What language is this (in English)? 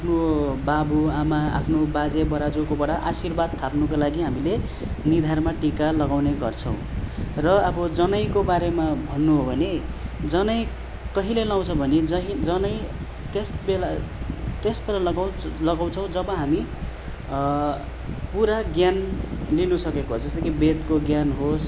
Nepali